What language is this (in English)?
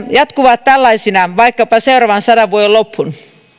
Finnish